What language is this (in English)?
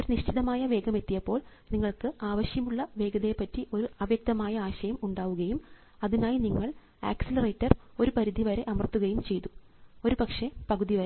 Malayalam